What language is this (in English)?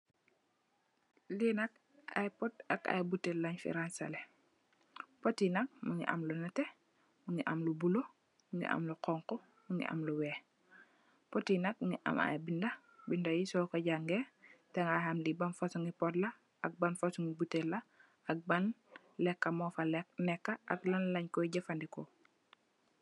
Wolof